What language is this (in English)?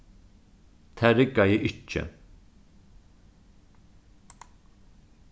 Faroese